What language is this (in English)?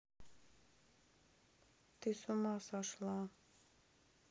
Russian